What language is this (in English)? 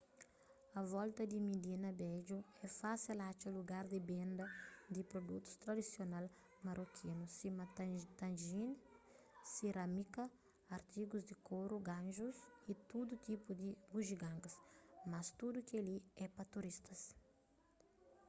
Kabuverdianu